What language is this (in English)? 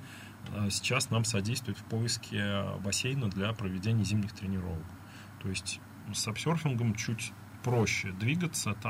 Russian